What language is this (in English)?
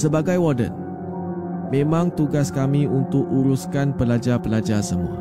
Malay